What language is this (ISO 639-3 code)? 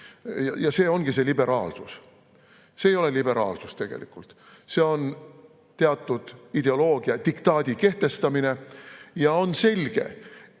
est